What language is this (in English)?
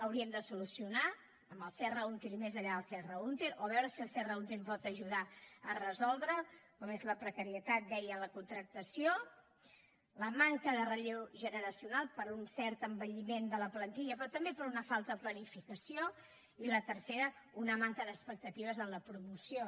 Catalan